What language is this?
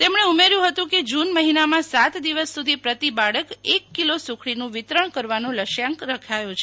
Gujarati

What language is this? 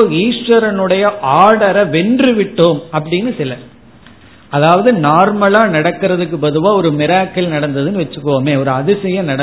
Tamil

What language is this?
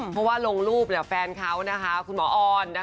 Thai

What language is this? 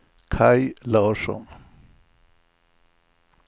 Swedish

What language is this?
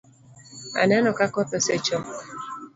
Luo (Kenya and Tanzania)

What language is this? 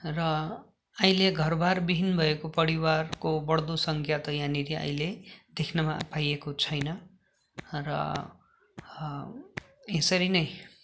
Nepali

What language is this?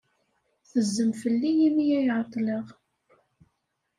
Kabyle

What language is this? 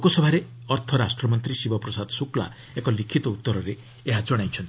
Odia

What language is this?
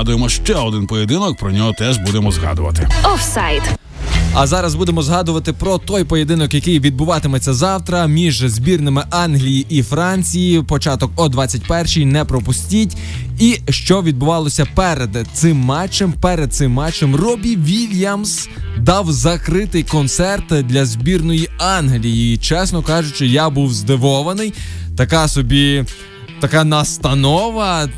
Ukrainian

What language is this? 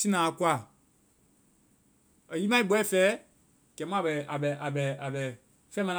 Vai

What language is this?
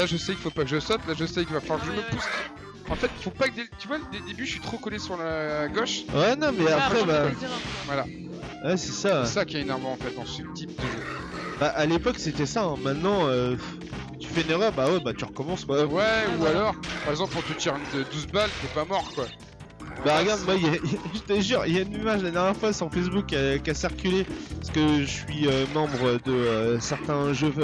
French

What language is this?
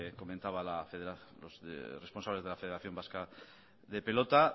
Spanish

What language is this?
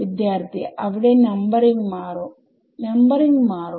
Malayalam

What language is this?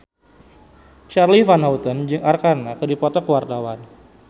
Sundanese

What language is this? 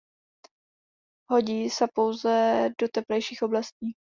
Czech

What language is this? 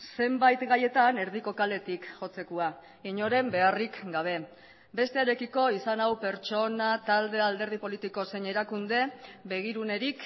Basque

